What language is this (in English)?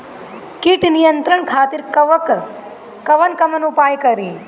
Bhojpuri